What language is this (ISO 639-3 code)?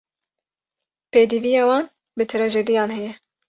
kur